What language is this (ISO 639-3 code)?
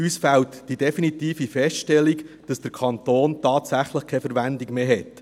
gsw